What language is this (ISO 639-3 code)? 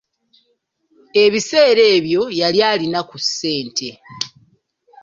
lug